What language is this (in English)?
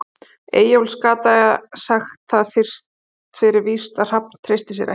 Icelandic